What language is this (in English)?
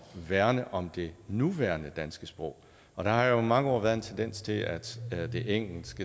Danish